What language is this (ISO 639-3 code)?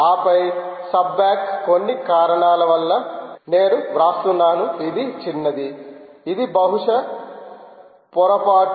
tel